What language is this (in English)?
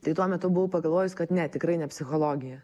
Lithuanian